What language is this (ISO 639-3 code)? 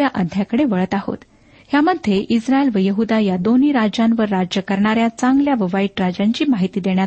mar